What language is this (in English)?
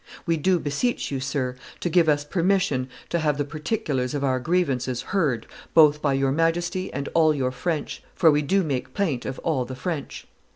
English